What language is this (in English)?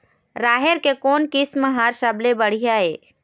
Chhattisgarhi